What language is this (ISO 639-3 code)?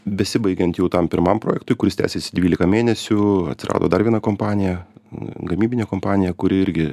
lit